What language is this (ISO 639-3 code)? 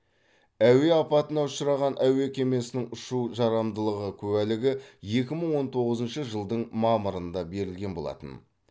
kaz